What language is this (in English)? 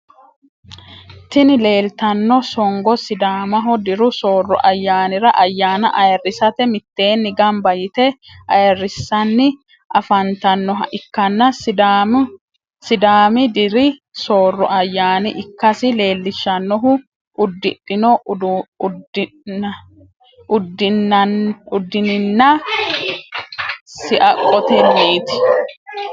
Sidamo